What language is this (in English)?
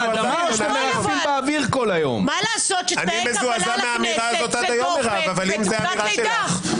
Hebrew